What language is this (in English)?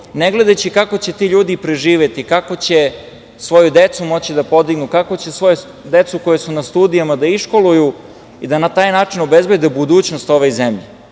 Serbian